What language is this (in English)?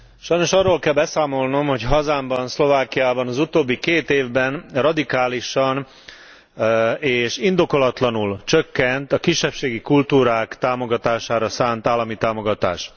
Hungarian